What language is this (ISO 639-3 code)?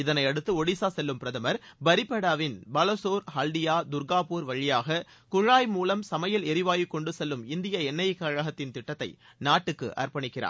tam